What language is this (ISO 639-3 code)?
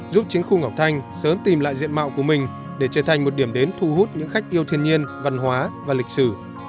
vie